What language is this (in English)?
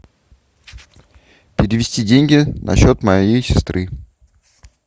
Russian